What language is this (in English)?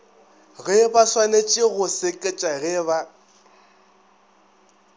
Northern Sotho